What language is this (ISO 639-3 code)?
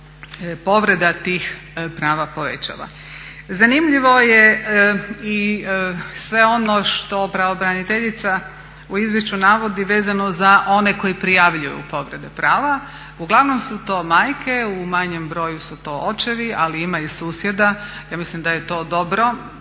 hrv